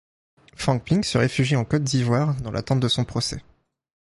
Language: French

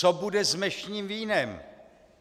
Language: Czech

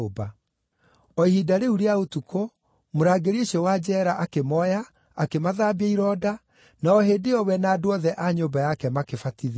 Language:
Kikuyu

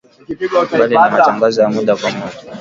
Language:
Swahili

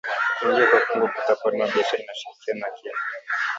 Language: Swahili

